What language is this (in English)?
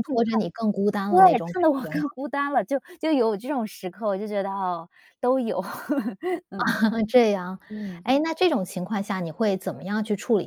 Chinese